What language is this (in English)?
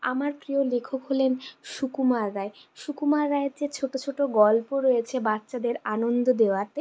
Bangla